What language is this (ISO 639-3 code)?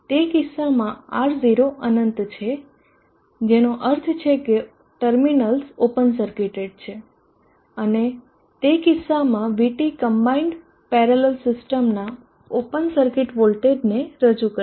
guj